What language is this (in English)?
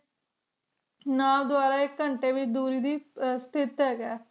Punjabi